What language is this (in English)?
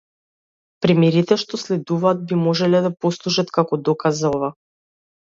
Macedonian